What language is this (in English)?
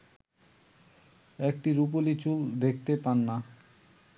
Bangla